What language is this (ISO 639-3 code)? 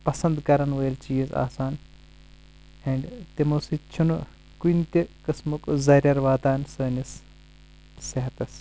kas